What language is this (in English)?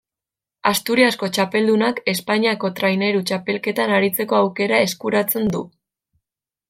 Basque